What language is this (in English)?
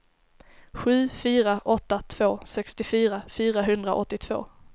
Swedish